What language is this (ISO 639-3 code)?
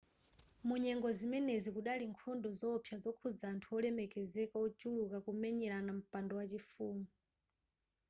nya